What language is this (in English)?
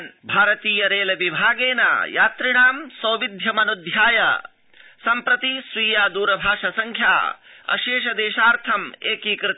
Sanskrit